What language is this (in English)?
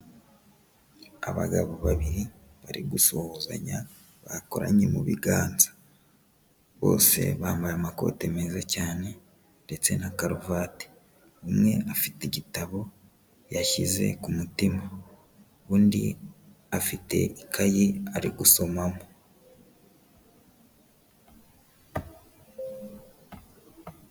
Kinyarwanda